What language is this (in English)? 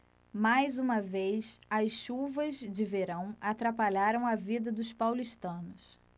Portuguese